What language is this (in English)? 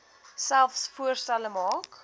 Afrikaans